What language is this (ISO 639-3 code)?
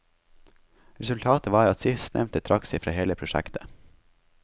nor